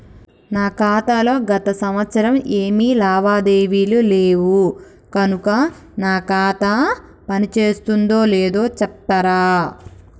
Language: Telugu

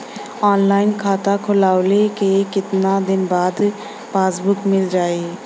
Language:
Bhojpuri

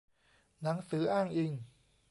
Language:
Thai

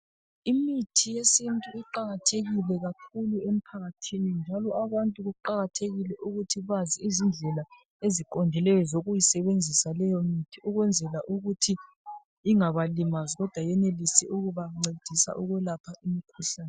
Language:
North Ndebele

